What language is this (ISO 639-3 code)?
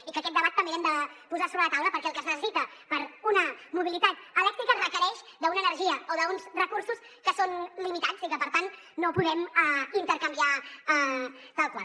cat